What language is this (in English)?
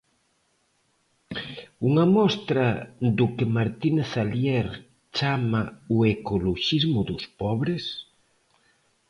Galician